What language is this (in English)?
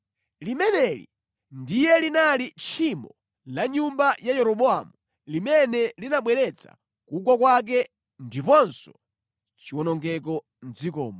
Nyanja